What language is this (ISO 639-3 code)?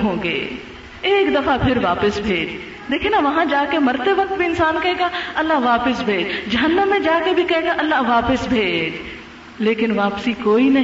urd